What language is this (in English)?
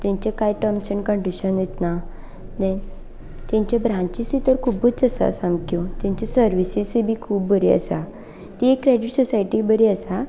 Konkani